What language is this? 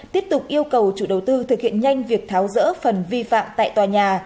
Vietnamese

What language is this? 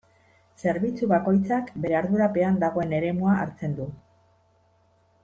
Basque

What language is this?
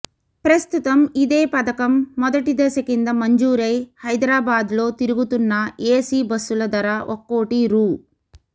Telugu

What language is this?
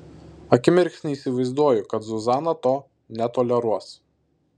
Lithuanian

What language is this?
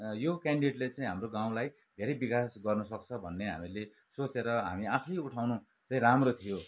Nepali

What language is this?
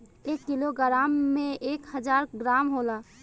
Bhojpuri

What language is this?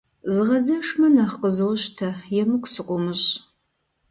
Kabardian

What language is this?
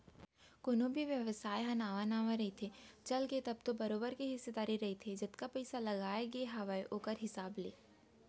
Chhattisgarhi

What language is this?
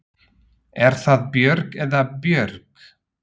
Icelandic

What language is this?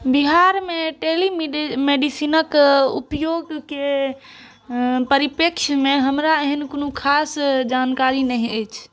Maithili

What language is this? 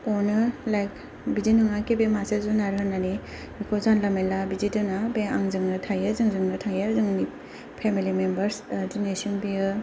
Bodo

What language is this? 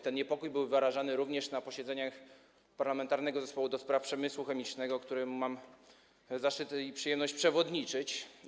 Polish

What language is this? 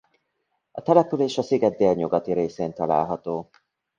Hungarian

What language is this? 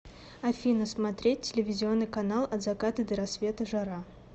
Russian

